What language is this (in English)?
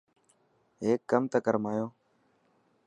Dhatki